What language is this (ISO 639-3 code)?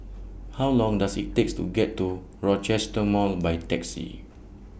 eng